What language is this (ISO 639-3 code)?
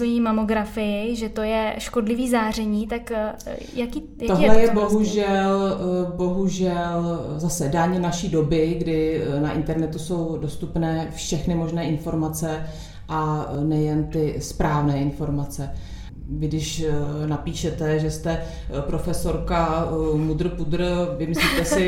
ces